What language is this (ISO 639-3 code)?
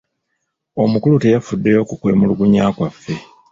lug